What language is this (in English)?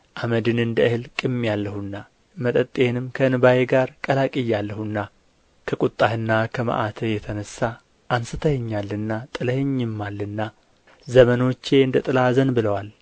Amharic